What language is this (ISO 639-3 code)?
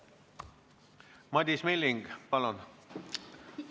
est